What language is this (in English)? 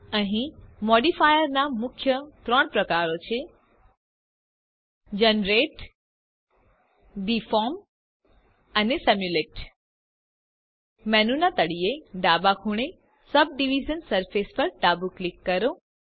Gujarati